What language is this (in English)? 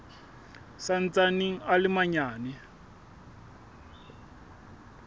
Southern Sotho